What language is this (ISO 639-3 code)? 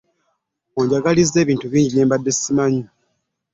lug